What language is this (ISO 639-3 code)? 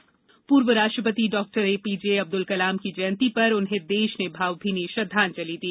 hin